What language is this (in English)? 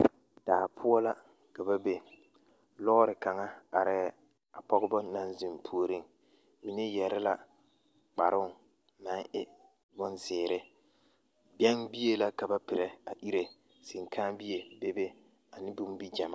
Southern Dagaare